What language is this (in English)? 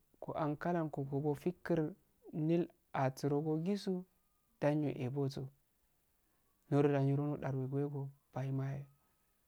Afade